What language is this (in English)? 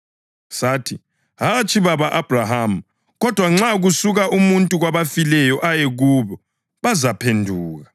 North Ndebele